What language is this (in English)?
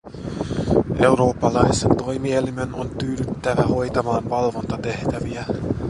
Finnish